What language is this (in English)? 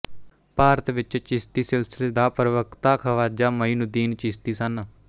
Punjabi